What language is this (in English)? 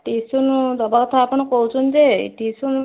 Odia